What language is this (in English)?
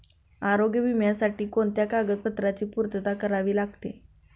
Marathi